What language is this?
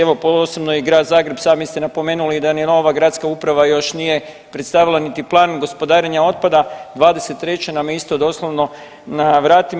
Croatian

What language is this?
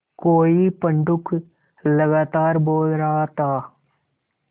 Hindi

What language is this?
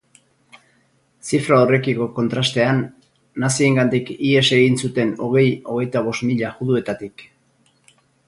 Basque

